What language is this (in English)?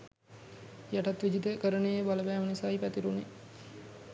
Sinhala